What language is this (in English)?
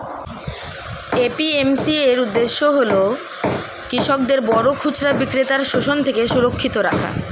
Bangla